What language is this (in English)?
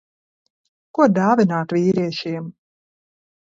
Latvian